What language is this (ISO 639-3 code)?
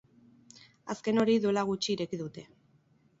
eus